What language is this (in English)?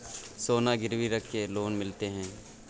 Maithili